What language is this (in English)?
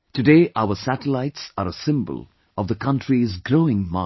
English